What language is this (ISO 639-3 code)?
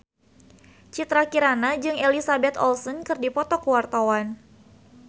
sun